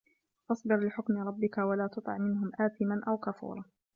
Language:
Arabic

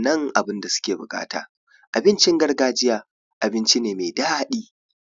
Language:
Hausa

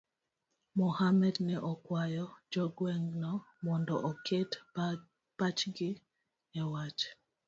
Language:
Luo (Kenya and Tanzania)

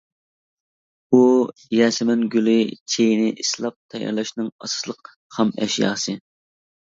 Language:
Uyghur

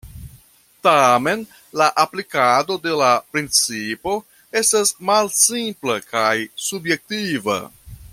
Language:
Esperanto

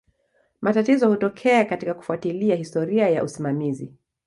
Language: Swahili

